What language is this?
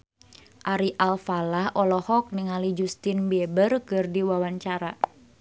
Sundanese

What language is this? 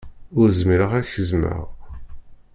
Kabyle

